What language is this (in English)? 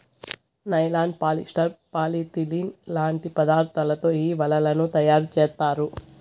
Telugu